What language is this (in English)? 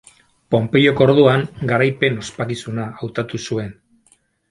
Basque